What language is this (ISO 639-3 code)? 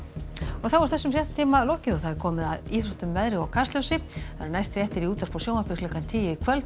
isl